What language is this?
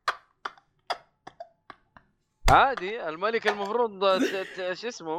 Arabic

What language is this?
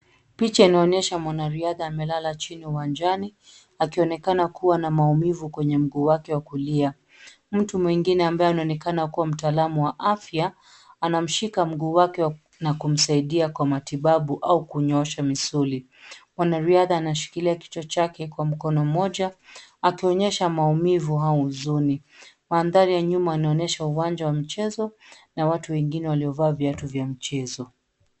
Swahili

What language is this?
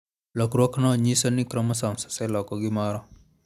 Luo (Kenya and Tanzania)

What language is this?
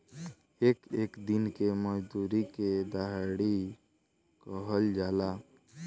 Bhojpuri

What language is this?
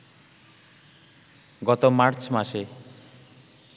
Bangla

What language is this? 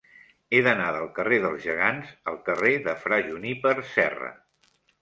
Catalan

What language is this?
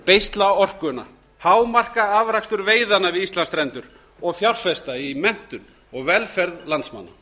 Icelandic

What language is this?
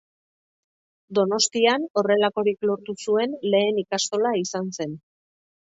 Basque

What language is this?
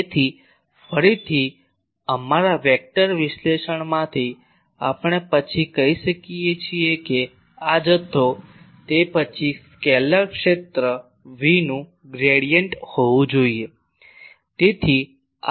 Gujarati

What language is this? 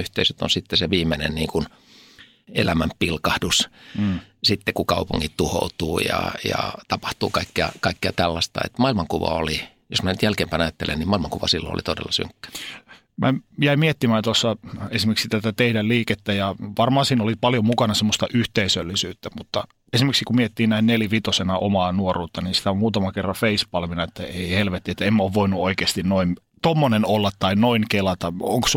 Finnish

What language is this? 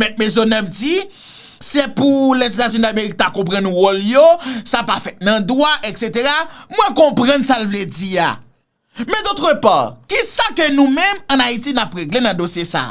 French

